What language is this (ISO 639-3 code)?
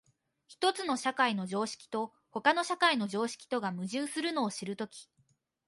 jpn